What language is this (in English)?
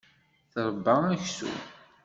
Kabyle